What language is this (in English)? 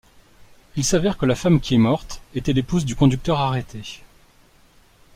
French